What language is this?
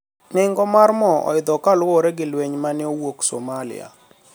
Luo (Kenya and Tanzania)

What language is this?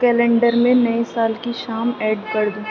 Urdu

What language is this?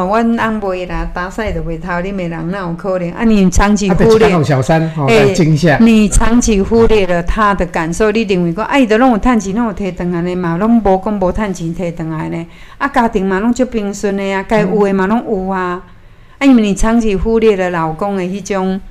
Chinese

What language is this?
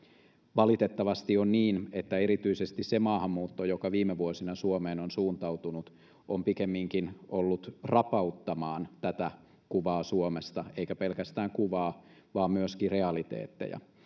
Finnish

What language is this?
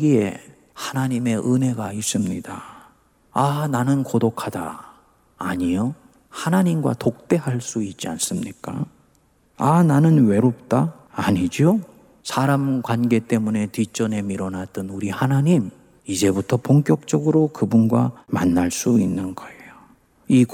Korean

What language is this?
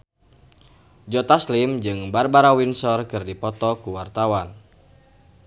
Sundanese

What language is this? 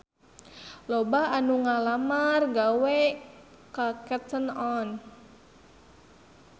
Sundanese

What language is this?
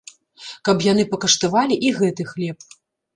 Belarusian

